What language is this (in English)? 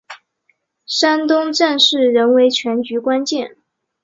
Chinese